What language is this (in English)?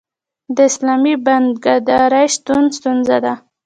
Pashto